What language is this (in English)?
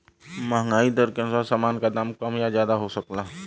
Bhojpuri